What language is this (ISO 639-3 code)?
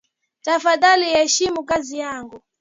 swa